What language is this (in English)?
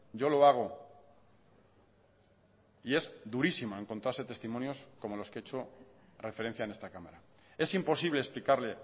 Spanish